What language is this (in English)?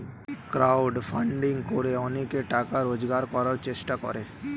Bangla